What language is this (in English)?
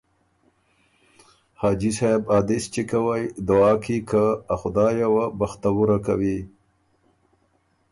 Ormuri